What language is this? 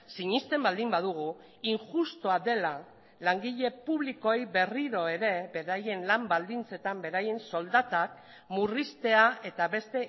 Basque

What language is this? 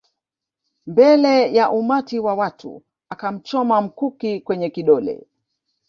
Swahili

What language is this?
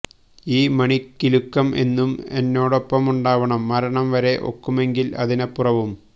Malayalam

